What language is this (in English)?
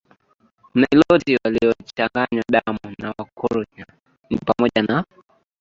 Swahili